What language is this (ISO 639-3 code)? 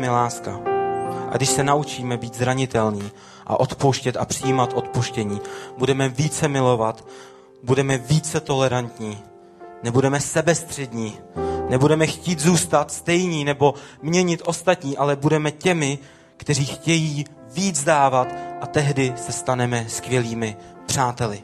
ces